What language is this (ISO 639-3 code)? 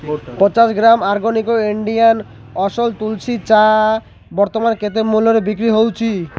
ori